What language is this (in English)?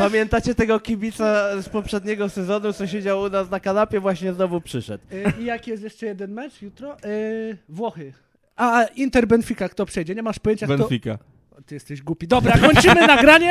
Polish